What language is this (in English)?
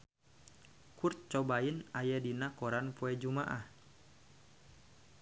Sundanese